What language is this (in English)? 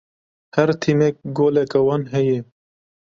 Kurdish